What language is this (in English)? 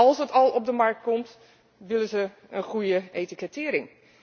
Dutch